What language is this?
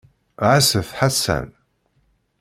Kabyle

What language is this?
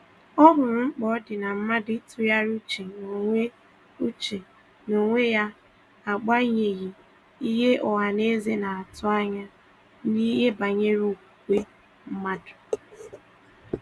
Igbo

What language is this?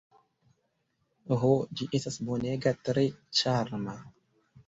Esperanto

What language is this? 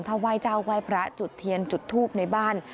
Thai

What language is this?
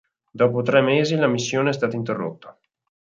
Italian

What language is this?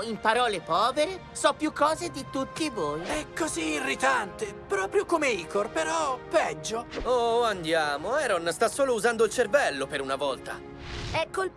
Italian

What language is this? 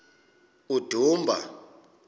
Xhosa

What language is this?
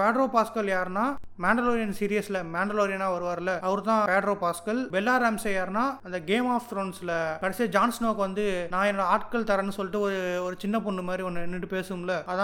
Tamil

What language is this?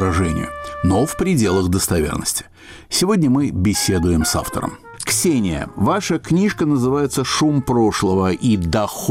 Russian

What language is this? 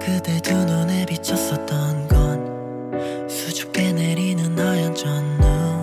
Korean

